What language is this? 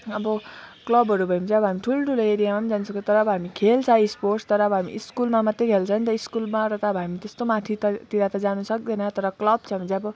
Nepali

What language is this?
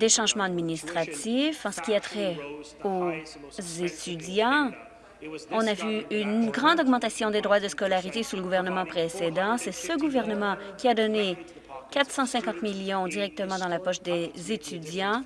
French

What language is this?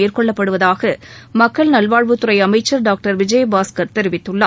Tamil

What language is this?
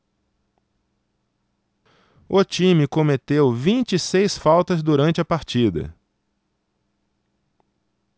Portuguese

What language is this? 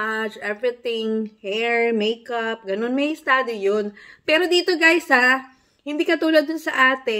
Filipino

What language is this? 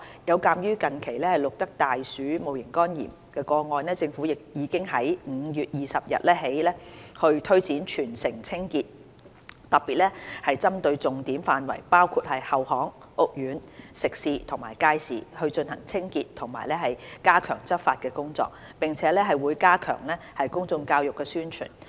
Cantonese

